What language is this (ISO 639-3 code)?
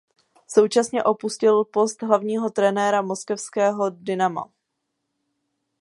ces